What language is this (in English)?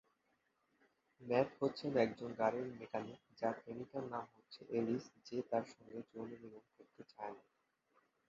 Bangla